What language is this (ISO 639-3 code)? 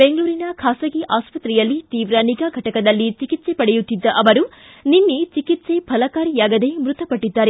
kan